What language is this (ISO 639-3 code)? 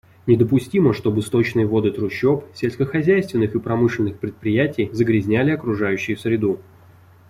rus